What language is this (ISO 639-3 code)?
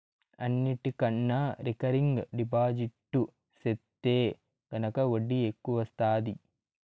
tel